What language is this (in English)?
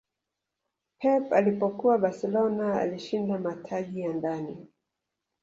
Swahili